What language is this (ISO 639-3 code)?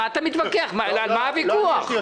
heb